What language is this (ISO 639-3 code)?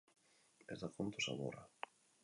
eus